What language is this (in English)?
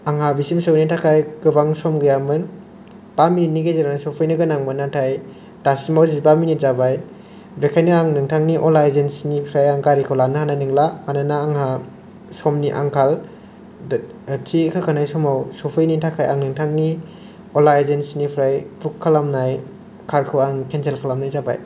Bodo